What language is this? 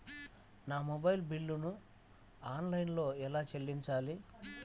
Telugu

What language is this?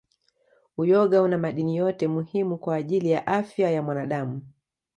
Swahili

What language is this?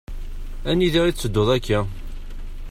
Kabyle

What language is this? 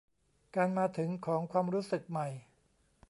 Thai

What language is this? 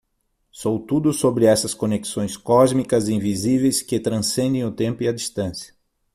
Portuguese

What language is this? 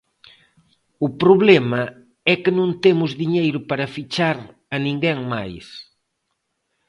Galician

